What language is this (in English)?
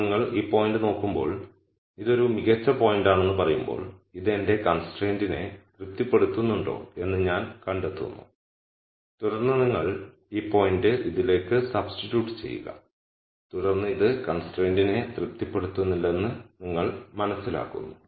Malayalam